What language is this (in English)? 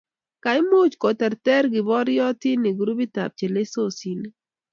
Kalenjin